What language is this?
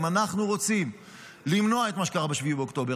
Hebrew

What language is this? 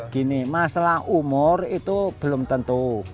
Indonesian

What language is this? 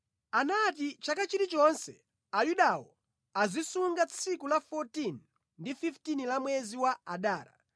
Nyanja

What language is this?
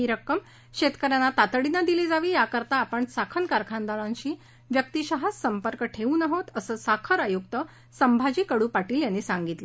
Marathi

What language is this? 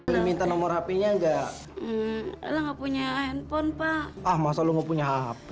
Indonesian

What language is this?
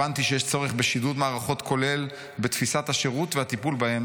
Hebrew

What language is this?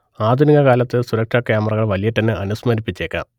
Malayalam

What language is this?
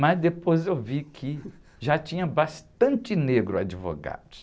Portuguese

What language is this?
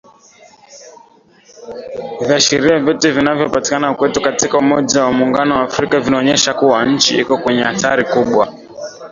Swahili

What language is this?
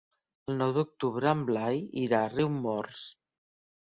Catalan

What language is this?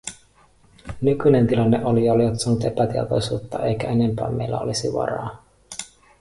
Finnish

